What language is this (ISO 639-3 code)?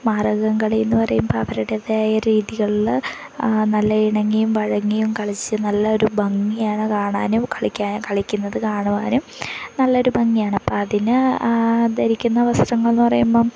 mal